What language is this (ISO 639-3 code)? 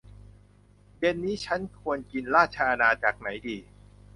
tha